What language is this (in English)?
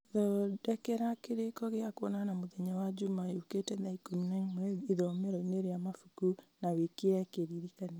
Kikuyu